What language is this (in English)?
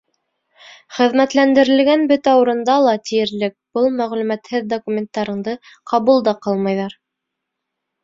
Bashkir